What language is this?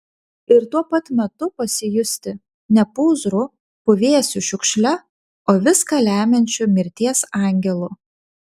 Lithuanian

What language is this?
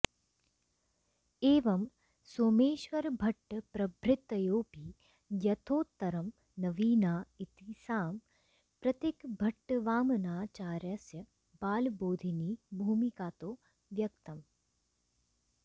Sanskrit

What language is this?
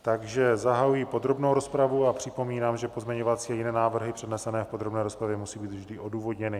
Czech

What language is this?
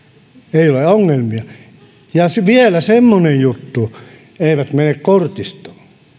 Finnish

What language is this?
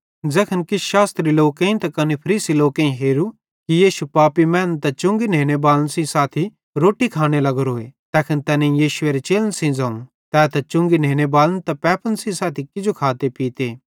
Bhadrawahi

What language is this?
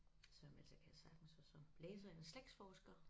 Danish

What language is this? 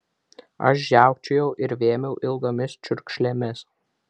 Lithuanian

